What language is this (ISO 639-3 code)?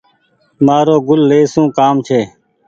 gig